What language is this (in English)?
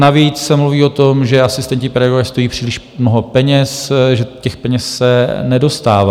Czech